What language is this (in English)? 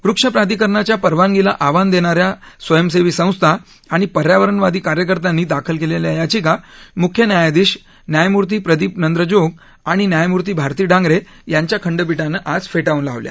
Marathi